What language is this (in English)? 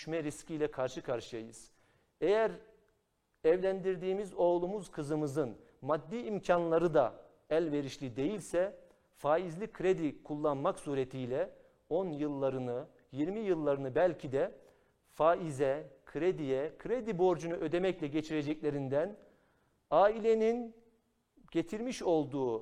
Turkish